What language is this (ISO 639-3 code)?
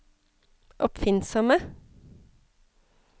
nor